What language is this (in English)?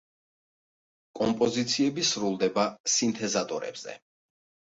Georgian